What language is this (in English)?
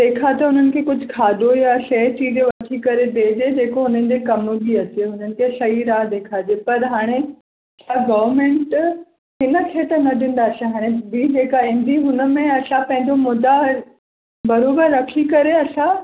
Sindhi